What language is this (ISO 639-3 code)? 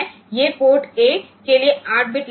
guj